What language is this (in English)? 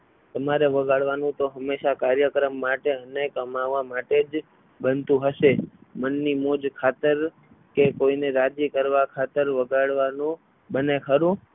Gujarati